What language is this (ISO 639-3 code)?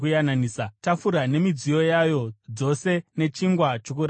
sna